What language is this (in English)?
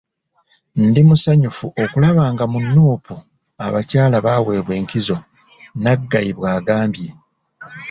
Ganda